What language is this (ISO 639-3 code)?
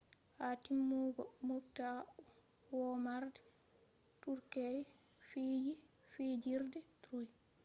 ful